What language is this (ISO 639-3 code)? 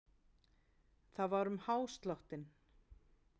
isl